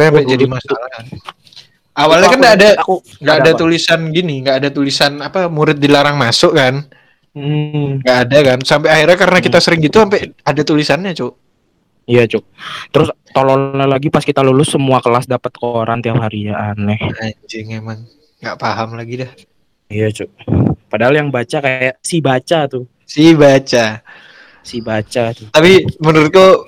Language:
Indonesian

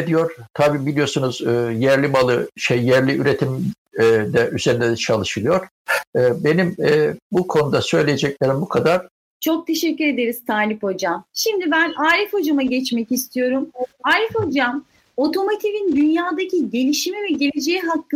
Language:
Turkish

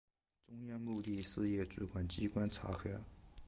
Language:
Chinese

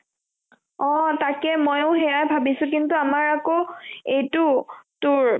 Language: Assamese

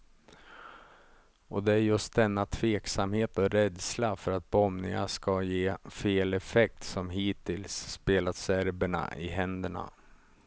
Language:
Swedish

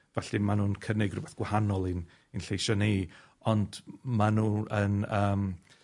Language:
Welsh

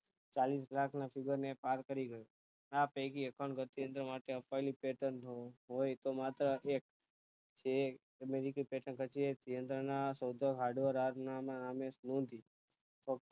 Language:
Gujarati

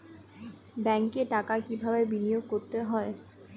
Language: Bangla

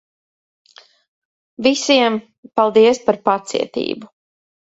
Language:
Latvian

